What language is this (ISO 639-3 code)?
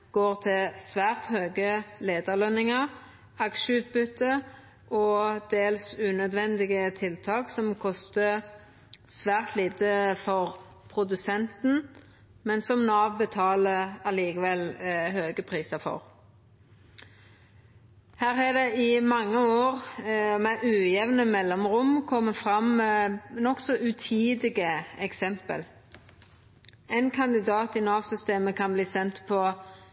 nno